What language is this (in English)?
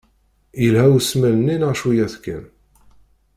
Kabyle